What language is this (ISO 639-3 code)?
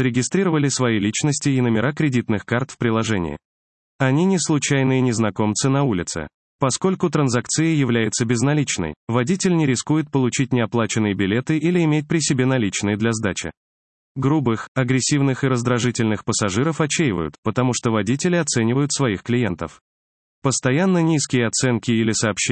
rus